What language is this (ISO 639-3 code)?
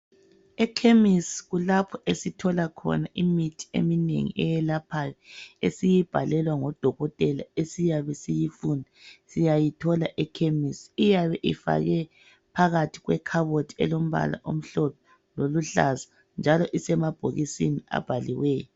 nde